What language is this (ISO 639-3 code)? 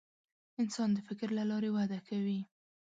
pus